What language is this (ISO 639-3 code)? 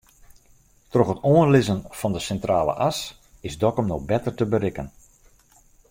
fry